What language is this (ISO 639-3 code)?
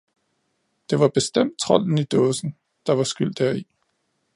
dan